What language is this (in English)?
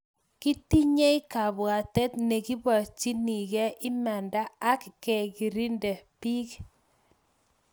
Kalenjin